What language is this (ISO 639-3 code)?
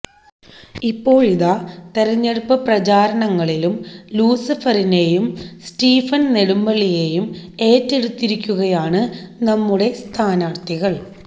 mal